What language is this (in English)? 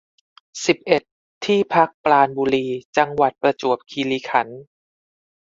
Thai